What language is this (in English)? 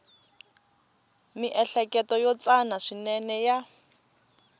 Tsonga